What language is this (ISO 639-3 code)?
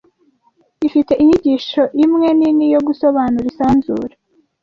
kin